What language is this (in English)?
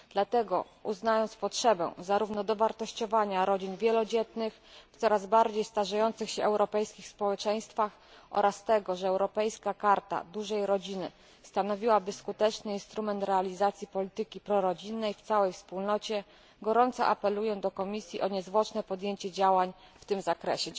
Polish